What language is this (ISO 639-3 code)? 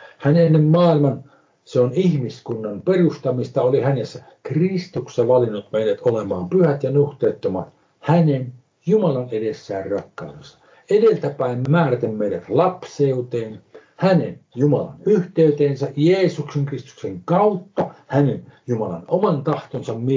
fin